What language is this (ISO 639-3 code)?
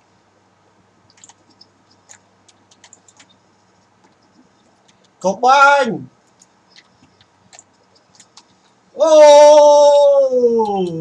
khm